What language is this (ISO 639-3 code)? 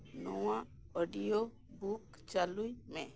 sat